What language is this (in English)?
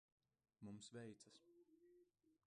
Latvian